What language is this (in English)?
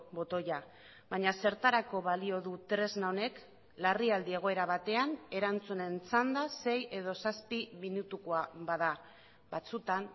Basque